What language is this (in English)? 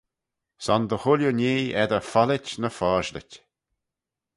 Manx